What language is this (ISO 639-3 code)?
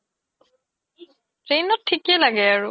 asm